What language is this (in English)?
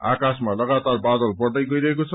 Nepali